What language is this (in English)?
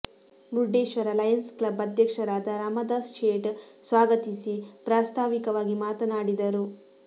Kannada